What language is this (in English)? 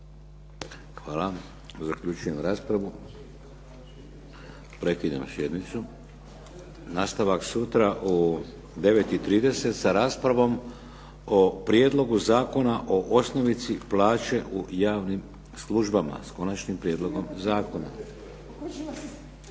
Croatian